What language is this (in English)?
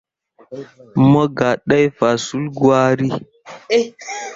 Mundang